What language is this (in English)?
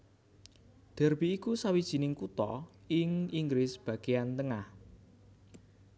Javanese